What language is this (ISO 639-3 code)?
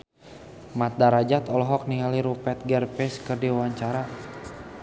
sun